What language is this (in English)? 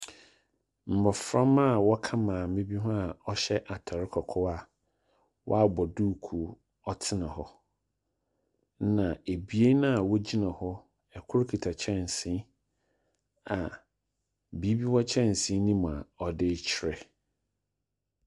Akan